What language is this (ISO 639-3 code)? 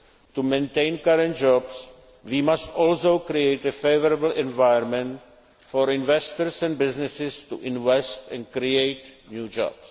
eng